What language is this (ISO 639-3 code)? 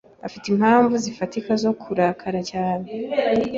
kin